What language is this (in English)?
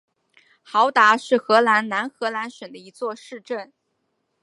Chinese